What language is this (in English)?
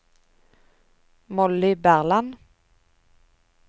Norwegian